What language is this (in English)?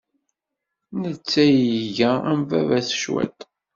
Kabyle